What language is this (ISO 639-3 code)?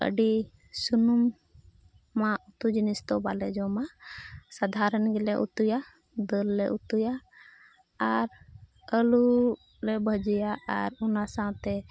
sat